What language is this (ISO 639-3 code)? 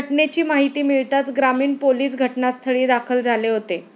mar